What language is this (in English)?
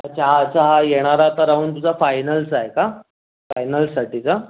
Marathi